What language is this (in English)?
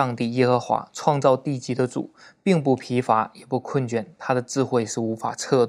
Chinese